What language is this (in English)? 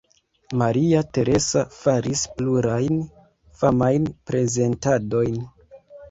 Esperanto